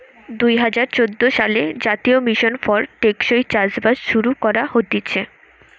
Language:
Bangla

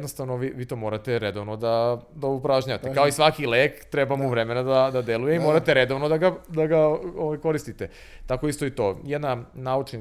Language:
Croatian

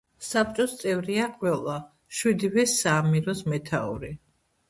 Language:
Georgian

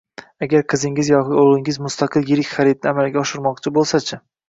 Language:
Uzbek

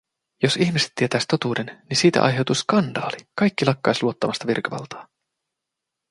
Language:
Finnish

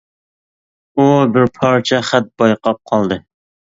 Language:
Uyghur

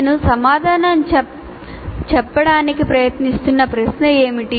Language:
Telugu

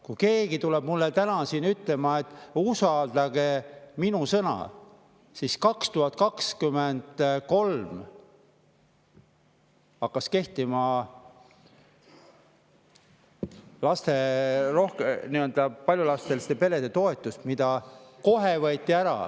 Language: Estonian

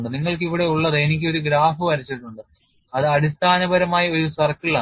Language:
Malayalam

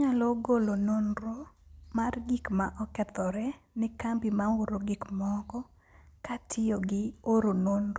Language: Luo (Kenya and Tanzania)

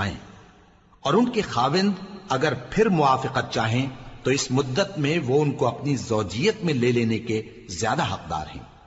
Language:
Urdu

